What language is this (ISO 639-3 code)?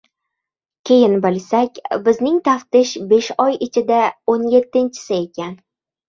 uzb